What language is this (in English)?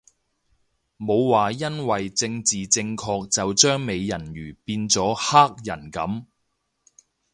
Cantonese